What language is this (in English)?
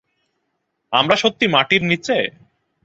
Bangla